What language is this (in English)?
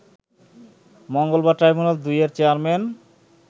Bangla